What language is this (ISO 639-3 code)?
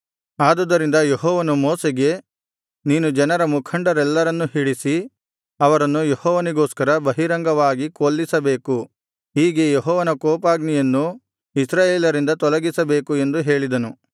kan